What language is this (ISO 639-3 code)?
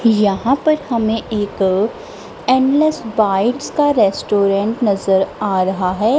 hin